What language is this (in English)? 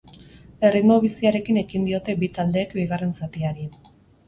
Basque